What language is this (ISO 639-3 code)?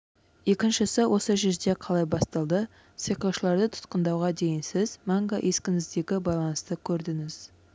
kaz